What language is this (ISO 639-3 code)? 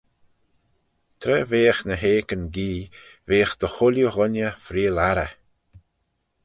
glv